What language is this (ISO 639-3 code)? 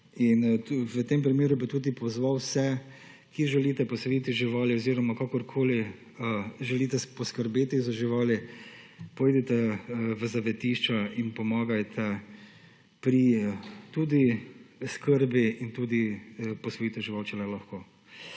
slv